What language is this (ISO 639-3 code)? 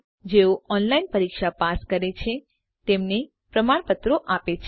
guj